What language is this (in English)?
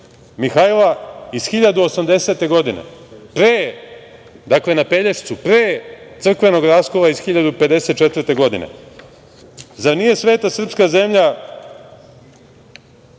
Serbian